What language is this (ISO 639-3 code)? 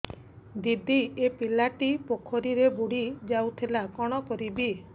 ori